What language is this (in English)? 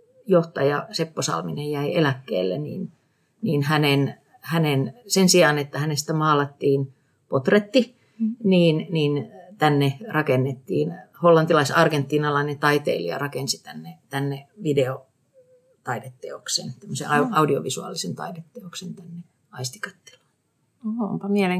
Finnish